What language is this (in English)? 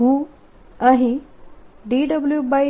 Gujarati